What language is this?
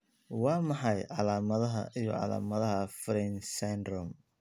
Somali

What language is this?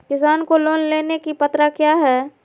Magahi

